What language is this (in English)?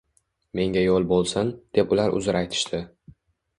Uzbek